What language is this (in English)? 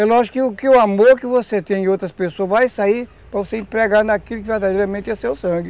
Portuguese